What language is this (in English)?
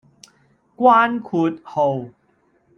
Cantonese